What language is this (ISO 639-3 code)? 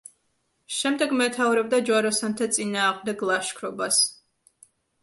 kat